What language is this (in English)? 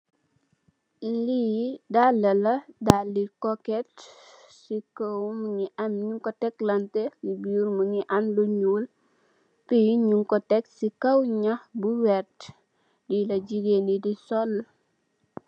Wolof